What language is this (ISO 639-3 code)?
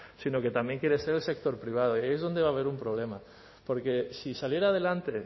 spa